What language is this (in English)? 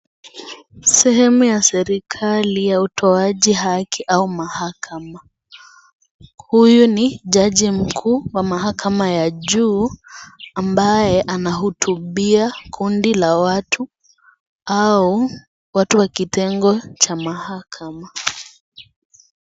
Swahili